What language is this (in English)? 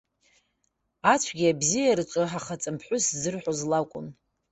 Abkhazian